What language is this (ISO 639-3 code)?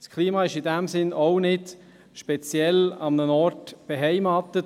gsw